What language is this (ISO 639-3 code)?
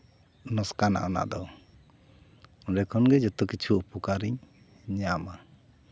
sat